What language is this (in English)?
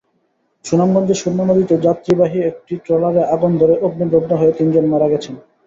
Bangla